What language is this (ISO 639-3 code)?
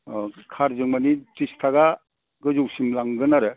brx